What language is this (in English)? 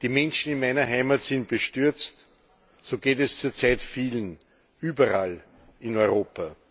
German